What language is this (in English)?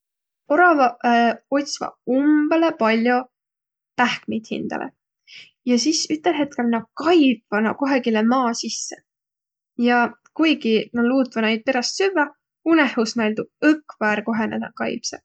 Võro